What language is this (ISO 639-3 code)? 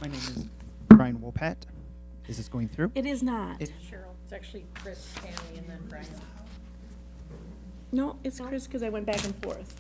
eng